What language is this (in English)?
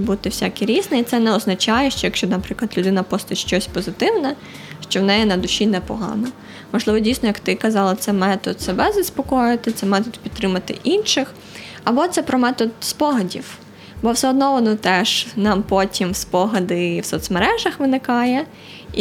Ukrainian